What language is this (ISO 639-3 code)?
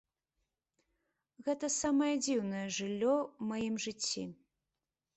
bel